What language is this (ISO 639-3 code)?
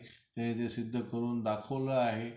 mar